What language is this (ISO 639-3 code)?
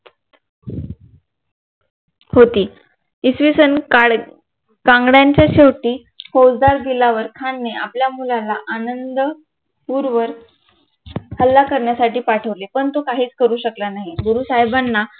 mar